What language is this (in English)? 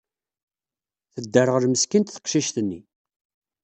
Kabyle